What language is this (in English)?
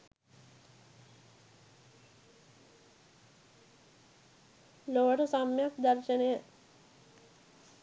Sinhala